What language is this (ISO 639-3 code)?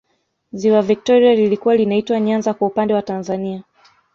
swa